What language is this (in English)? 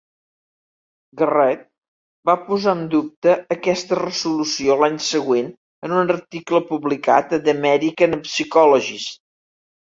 Catalan